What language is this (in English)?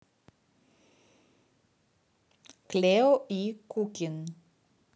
Russian